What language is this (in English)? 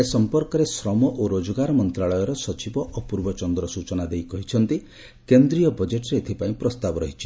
Odia